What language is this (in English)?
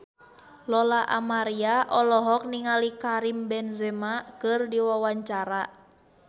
Sundanese